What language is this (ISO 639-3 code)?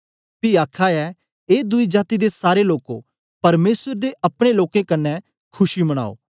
doi